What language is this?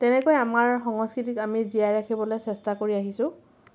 Assamese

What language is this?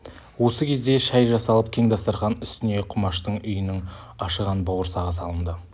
Kazakh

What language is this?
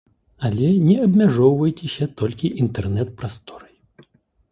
Belarusian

